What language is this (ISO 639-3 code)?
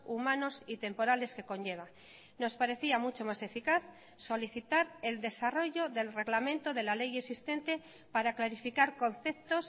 spa